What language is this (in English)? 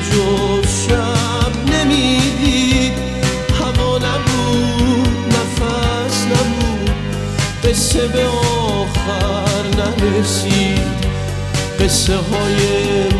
Persian